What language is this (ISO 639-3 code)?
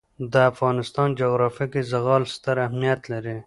pus